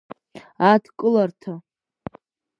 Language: Abkhazian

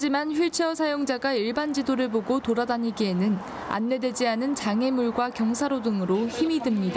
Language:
Korean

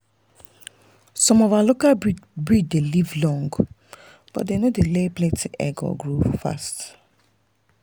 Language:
Nigerian Pidgin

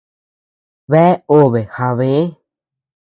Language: Tepeuxila Cuicatec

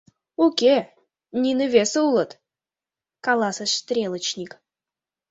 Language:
Mari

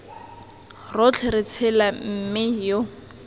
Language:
Tswana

